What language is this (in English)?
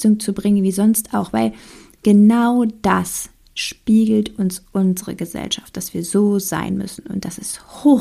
German